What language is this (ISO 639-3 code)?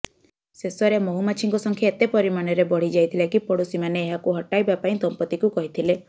ori